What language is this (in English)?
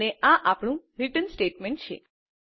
Gujarati